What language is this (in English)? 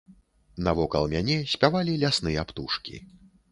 Belarusian